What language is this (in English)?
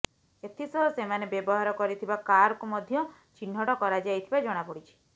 Odia